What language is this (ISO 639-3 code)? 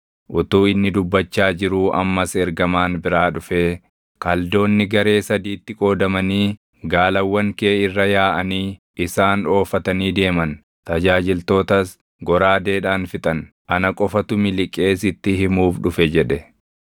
orm